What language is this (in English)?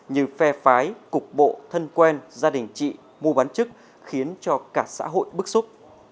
Vietnamese